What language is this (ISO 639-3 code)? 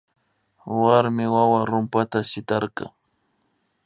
qvi